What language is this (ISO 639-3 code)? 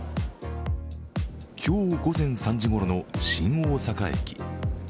jpn